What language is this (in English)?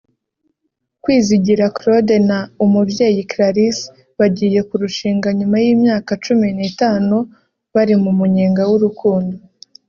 Kinyarwanda